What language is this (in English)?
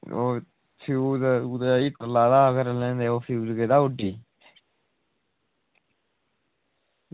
Dogri